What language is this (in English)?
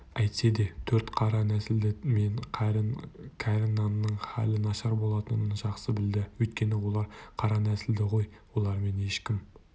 Kazakh